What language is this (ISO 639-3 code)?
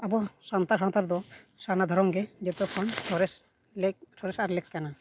sat